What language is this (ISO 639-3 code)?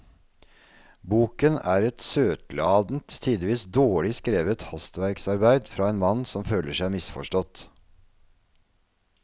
nor